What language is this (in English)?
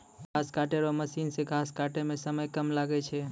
Maithili